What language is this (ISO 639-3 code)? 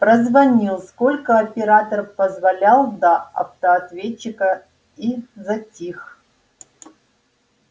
rus